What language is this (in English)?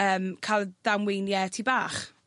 Welsh